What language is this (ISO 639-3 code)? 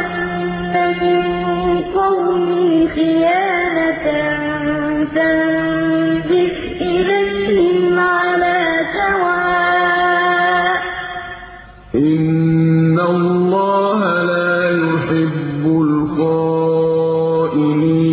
ara